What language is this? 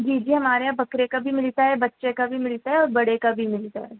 Urdu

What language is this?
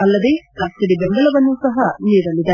Kannada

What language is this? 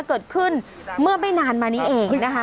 Thai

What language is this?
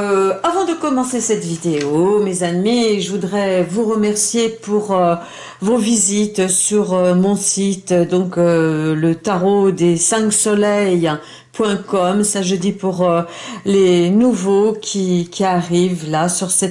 French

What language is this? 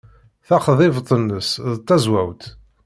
Kabyle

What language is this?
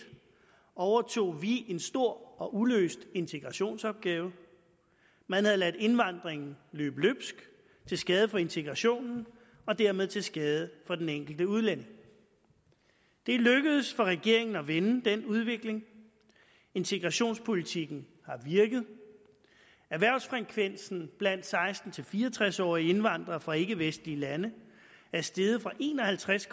Danish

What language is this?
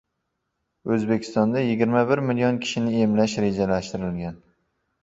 Uzbek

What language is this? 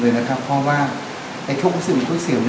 Thai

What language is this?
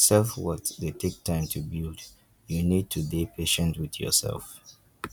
Nigerian Pidgin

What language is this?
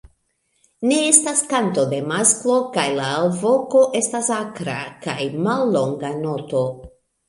Esperanto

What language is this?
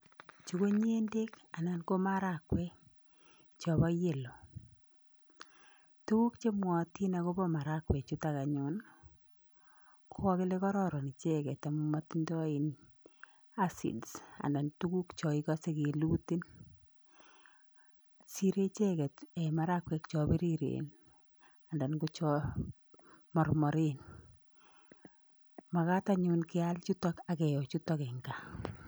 Kalenjin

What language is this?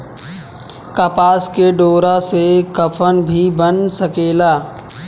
Bhojpuri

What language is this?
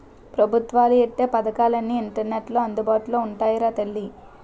Telugu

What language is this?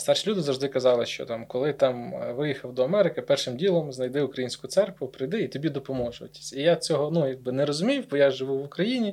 Ukrainian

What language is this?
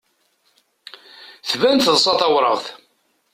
Kabyle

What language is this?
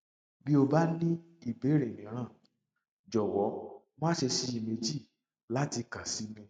Yoruba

